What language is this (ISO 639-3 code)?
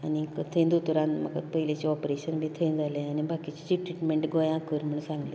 kok